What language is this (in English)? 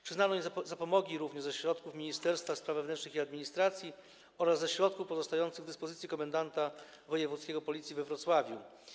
Polish